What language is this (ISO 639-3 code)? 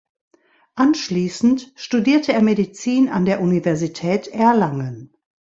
deu